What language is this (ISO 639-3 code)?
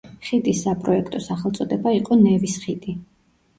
kat